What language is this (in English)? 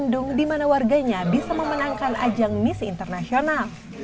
Indonesian